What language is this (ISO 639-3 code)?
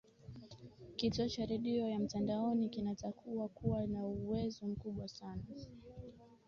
swa